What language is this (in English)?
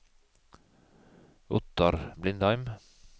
Norwegian